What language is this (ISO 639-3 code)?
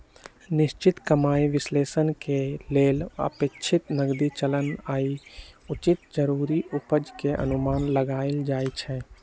mag